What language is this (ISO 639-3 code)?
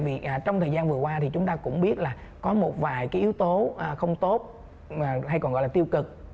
vie